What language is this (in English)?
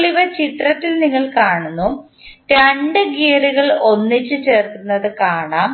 Malayalam